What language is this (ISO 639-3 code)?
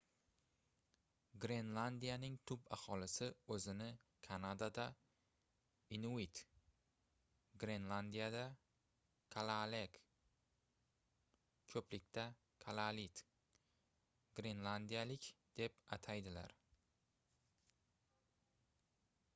uzb